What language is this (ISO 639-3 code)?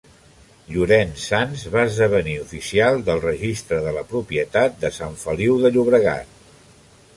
cat